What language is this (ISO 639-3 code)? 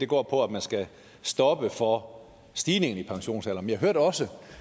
dan